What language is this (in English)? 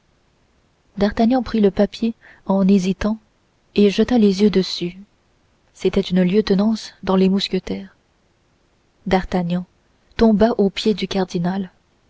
French